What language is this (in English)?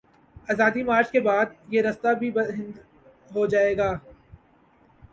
Urdu